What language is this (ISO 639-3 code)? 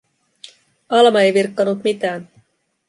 fin